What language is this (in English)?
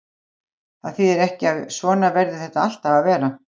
Icelandic